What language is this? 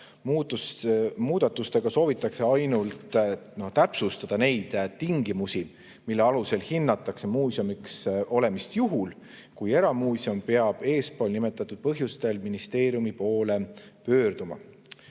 Estonian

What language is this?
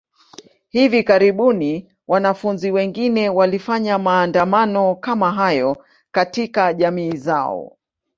Swahili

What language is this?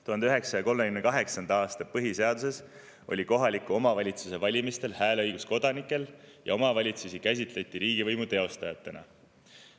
Estonian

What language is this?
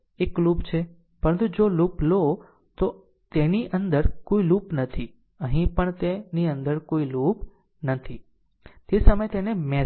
Gujarati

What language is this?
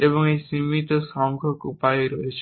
Bangla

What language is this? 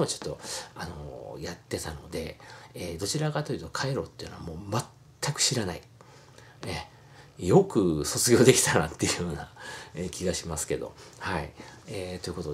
Japanese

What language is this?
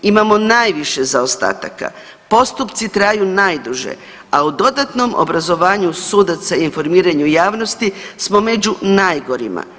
Croatian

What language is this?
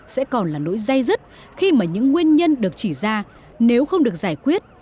Vietnamese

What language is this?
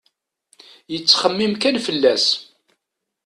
Kabyle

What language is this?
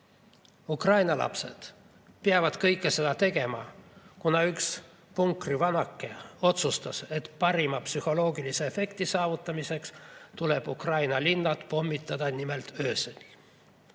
Estonian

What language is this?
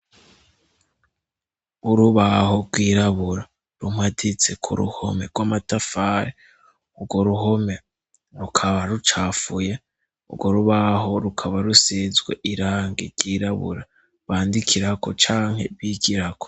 Rundi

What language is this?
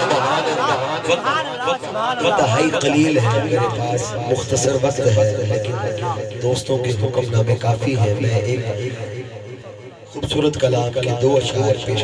Romanian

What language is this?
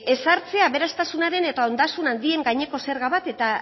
Basque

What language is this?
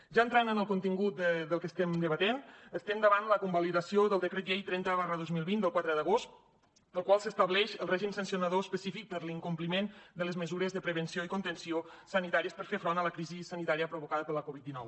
Catalan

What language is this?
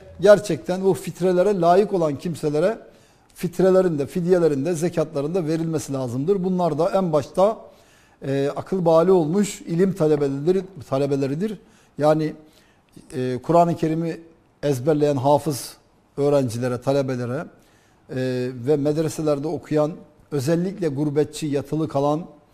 Turkish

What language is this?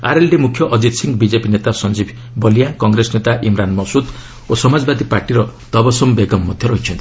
Odia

